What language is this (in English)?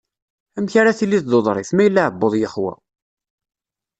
Kabyle